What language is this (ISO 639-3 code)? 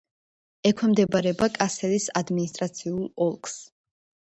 kat